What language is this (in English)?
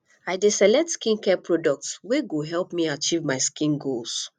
Nigerian Pidgin